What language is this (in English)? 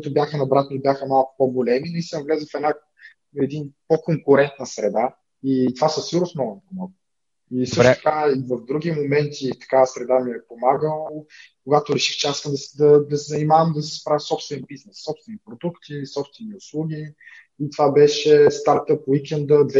Bulgarian